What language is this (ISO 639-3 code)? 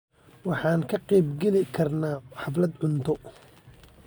som